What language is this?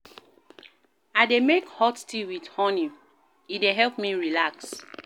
Nigerian Pidgin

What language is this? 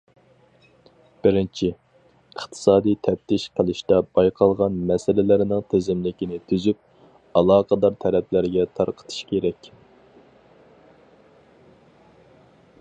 Uyghur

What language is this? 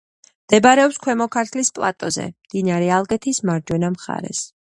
Georgian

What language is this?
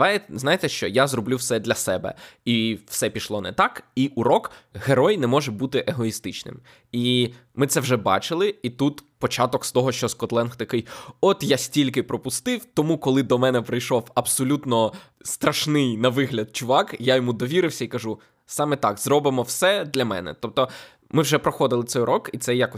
Ukrainian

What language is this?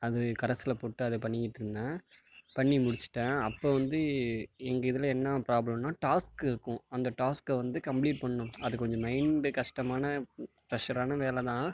Tamil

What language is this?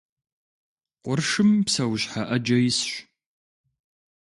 Kabardian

